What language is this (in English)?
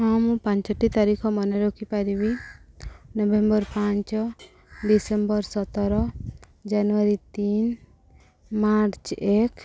Odia